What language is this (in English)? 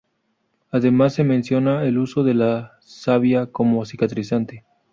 Spanish